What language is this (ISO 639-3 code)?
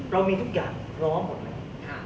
tha